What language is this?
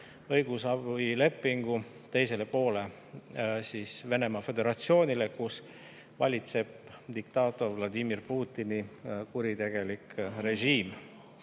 Estonian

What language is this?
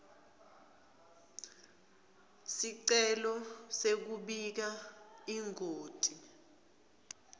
Swati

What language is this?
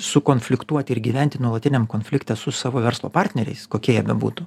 Lithuanian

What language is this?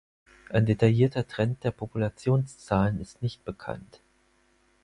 German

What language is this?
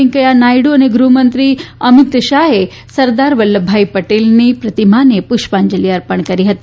Gujarati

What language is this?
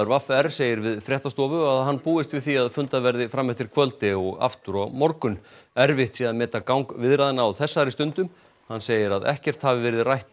Icelandic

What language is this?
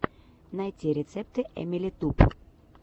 Russian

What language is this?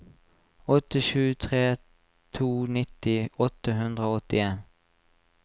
Norwegian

